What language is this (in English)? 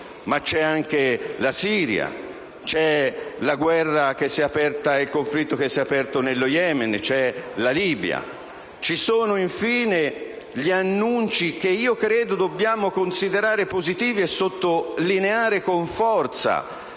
Italian